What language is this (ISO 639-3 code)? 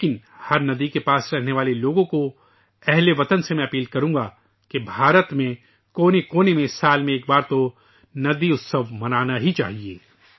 urd